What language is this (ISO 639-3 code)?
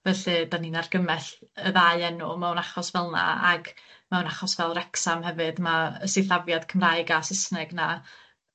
cym